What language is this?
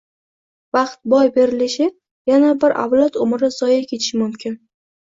Uzbek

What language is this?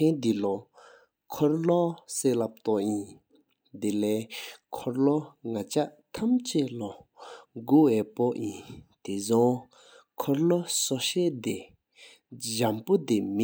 Sikkimese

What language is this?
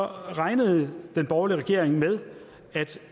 Danish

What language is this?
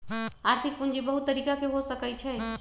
Magahi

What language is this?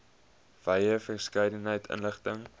Afrikaans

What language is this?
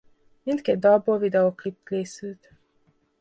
Hungarian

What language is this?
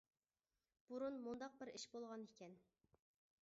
Uyghur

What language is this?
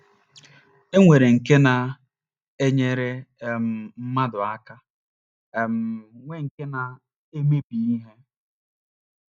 Igbo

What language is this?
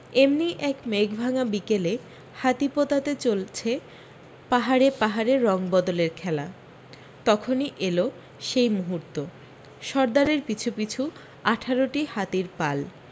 Bangla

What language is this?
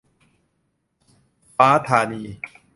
Thai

